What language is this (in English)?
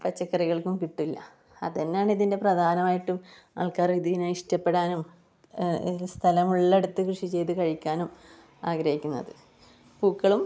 Malayalam